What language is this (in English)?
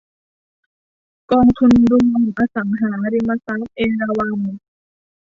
Thai